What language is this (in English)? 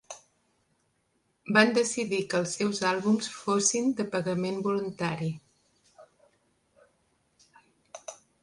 Catalan